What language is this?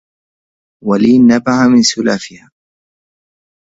Arabic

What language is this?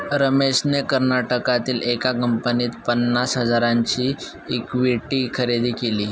Marathi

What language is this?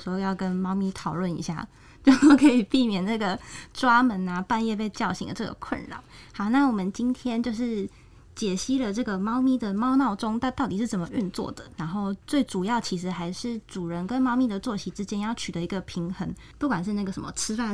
Chinese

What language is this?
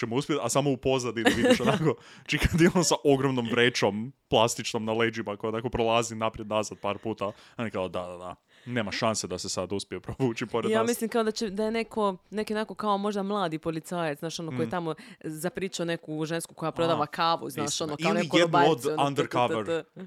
Croatian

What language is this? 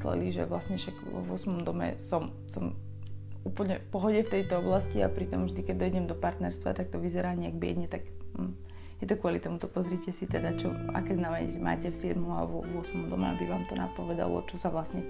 Slovak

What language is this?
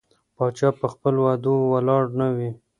Pashto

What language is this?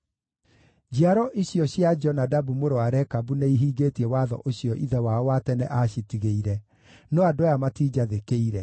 Kikuyu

